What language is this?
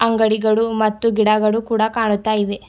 Kannada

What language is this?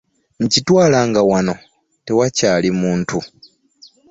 Ganda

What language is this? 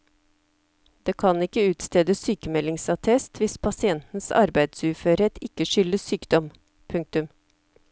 Norwegian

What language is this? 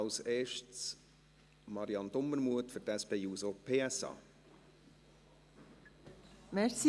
Swiss German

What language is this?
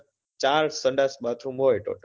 Gujarati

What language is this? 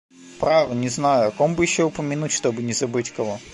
Russian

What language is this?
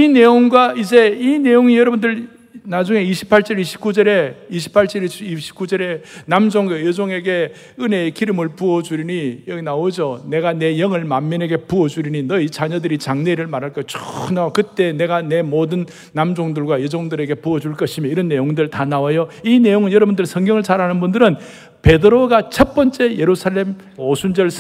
Korean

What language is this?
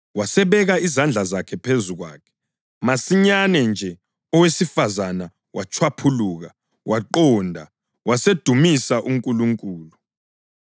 North Ndebele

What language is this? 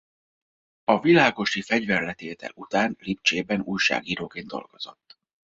Hungarian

